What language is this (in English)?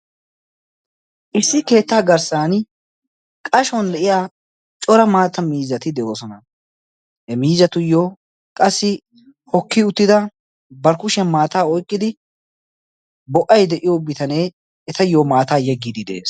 Wolaytta